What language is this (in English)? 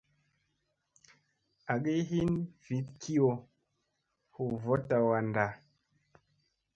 Musey